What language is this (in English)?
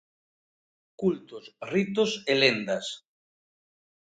Galician